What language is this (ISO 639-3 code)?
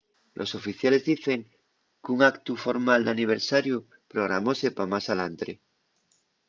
ast